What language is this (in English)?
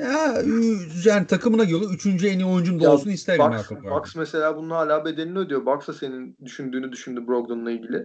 Turkish